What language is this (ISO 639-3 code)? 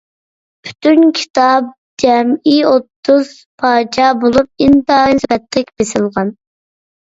uig